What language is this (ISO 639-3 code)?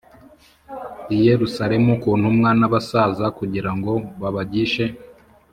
kin